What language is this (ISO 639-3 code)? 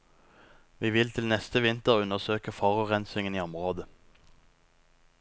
nor